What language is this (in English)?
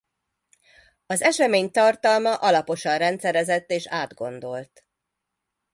Hungarian